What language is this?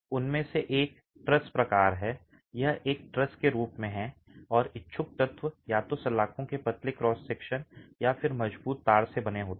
Hindi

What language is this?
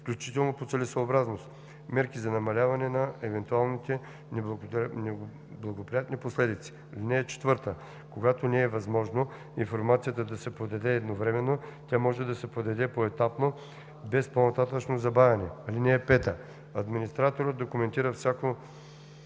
Bulgarian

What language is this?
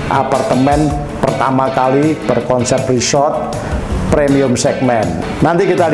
Indonesian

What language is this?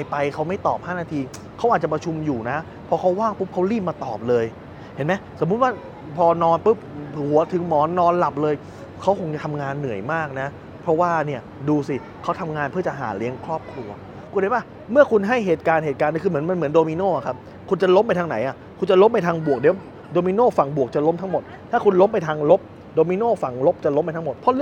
Thai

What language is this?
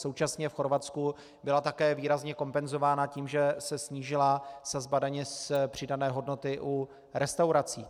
Czech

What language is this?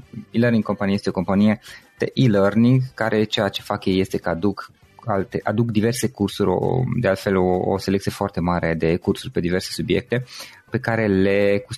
Romanian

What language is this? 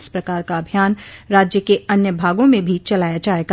Hindi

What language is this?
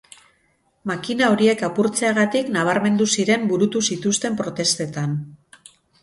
Basque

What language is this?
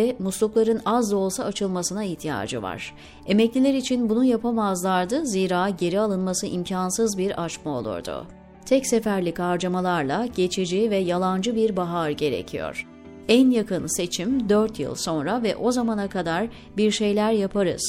Turkish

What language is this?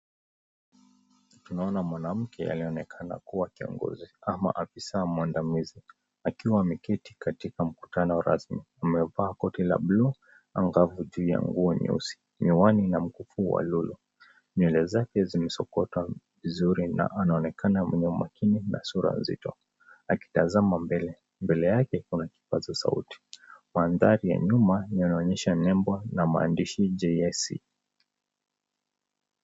Swahili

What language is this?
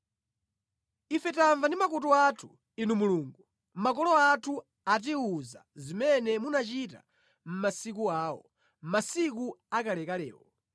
Nyanja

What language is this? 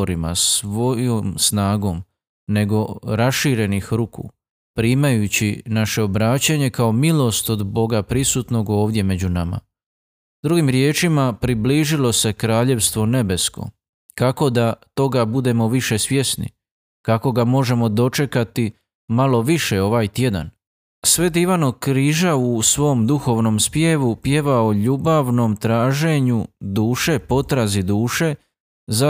Croatian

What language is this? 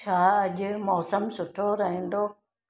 Sindhi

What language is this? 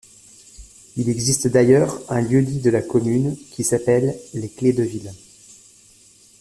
French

